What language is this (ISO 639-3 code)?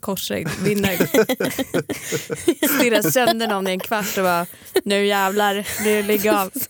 swe